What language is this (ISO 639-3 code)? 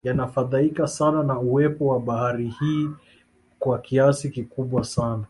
swa